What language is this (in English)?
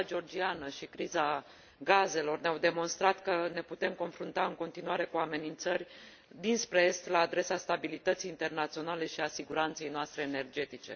Romanian